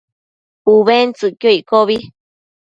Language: Matsés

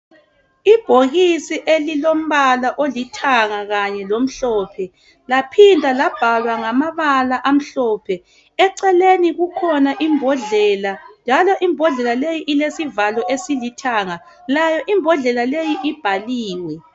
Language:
North Ndebele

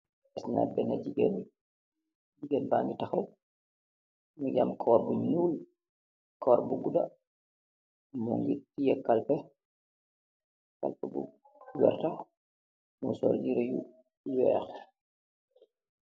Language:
Wolof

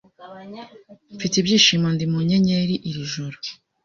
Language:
Kinyarwanda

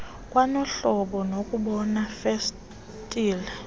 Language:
Xhosa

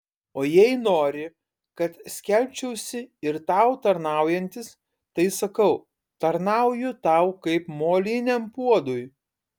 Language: Lithuanian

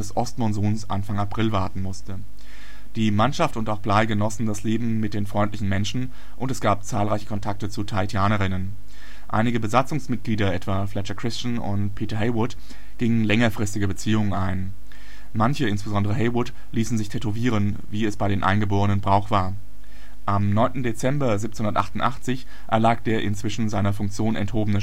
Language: German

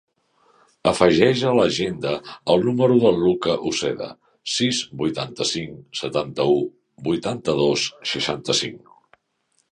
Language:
Catalan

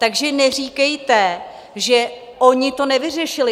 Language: Czech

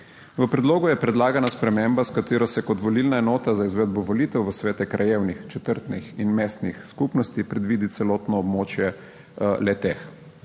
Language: Slovenian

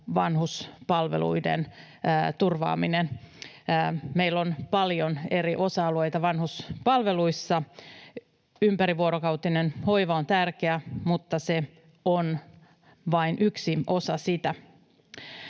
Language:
Finnish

